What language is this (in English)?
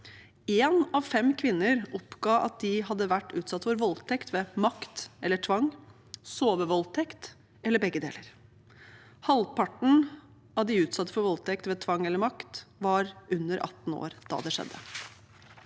Norwegian